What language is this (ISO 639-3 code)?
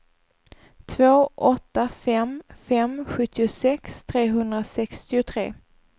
swe